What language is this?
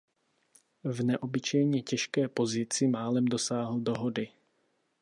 Czech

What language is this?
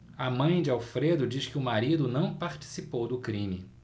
Portuguese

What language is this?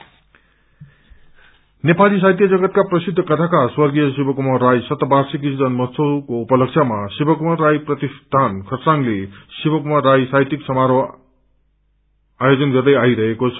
Nepali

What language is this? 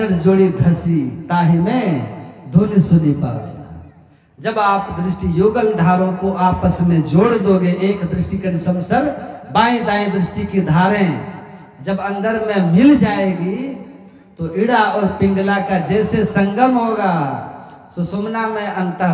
Hindi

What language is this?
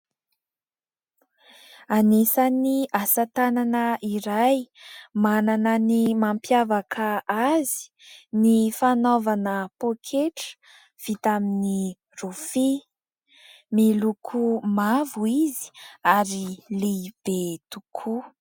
Malagasy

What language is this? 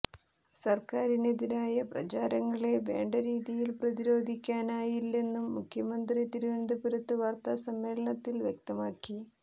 Malayalam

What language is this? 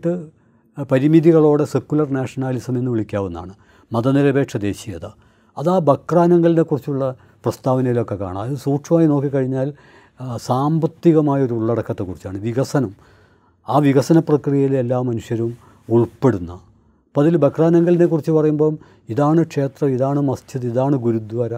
Malayalam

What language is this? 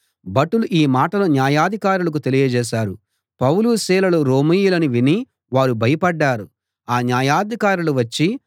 Telugu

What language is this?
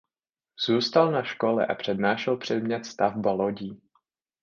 Czech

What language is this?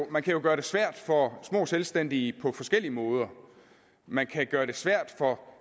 Danish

